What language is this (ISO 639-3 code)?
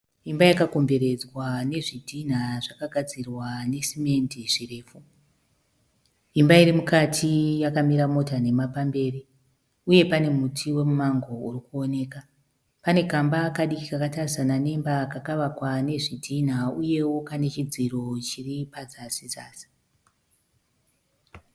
sna